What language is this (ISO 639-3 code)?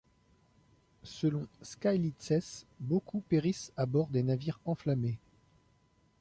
fra